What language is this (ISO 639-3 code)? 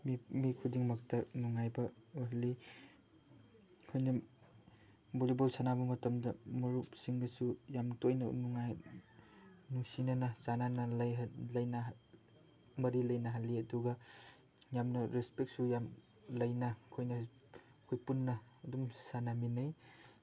mni